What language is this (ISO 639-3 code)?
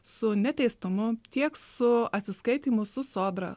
lit